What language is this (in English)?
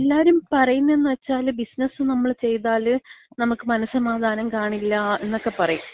Malayalam